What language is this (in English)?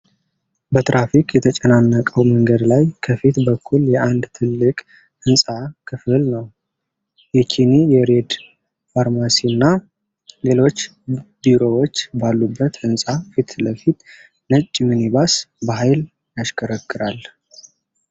Amharic